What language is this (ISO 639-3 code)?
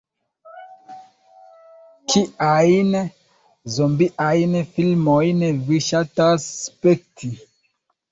epo